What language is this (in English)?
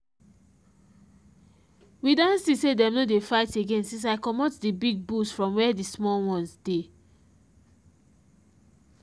Nigerian Pidgin